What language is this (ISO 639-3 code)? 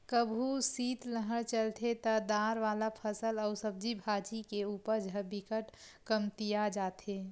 hne